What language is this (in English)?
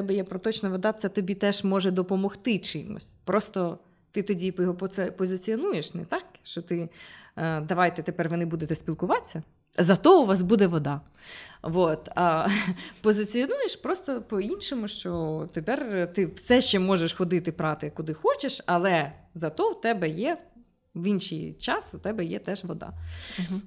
Ukrainian